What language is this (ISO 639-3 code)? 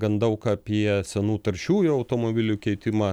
lit